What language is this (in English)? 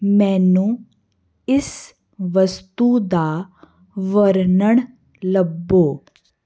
Punjabi